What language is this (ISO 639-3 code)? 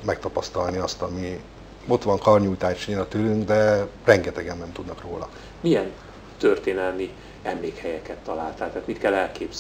hun